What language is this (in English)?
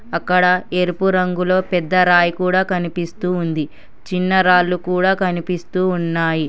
Telugu